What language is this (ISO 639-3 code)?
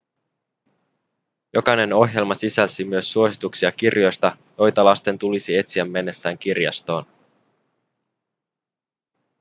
fin